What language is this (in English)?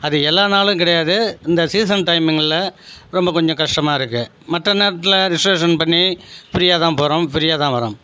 Tamil